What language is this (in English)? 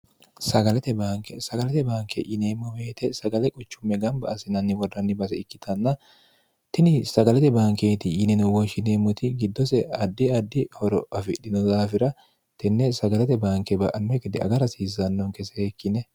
Sidamo